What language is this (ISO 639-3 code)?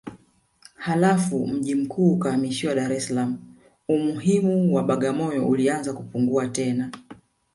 swa